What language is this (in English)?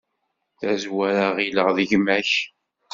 Kabyle